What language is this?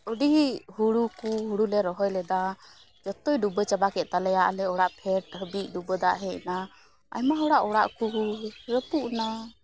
Santali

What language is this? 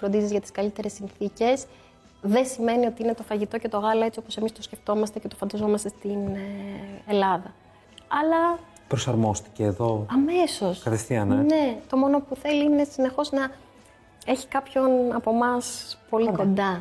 Greek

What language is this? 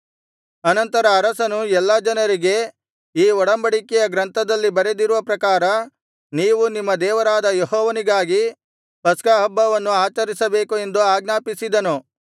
Kannada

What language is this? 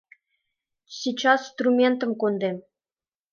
Mari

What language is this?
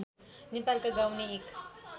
Nepali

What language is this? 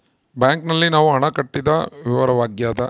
Kannada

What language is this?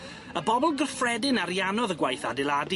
Welsh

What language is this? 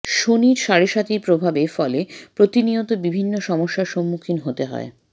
Bangla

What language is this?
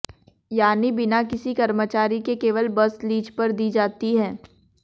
Hindi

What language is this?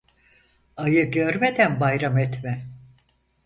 Turkish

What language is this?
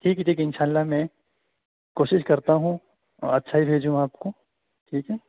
Urdu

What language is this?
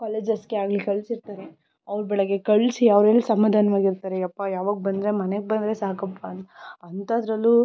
Kannada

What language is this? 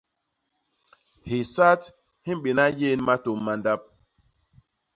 Basaa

